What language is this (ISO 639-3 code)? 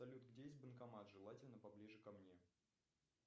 rus